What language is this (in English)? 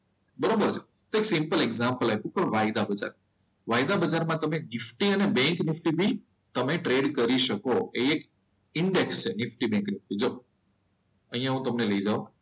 Gujarati